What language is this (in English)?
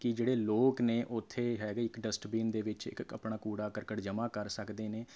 Punjabi